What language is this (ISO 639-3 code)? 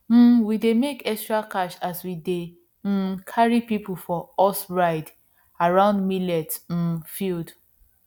pcm